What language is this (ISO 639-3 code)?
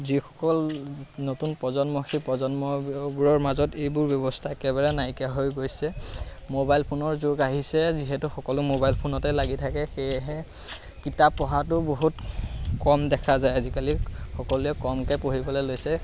asm